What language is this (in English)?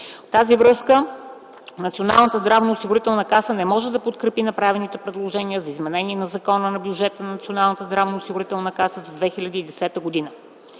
Bulgarian